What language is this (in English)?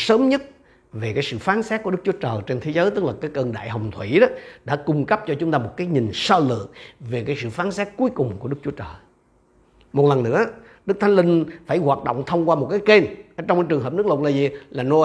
Vietnamese